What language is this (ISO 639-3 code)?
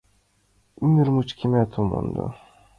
chm